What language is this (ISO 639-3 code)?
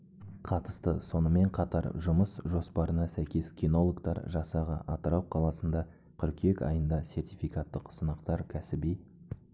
kaz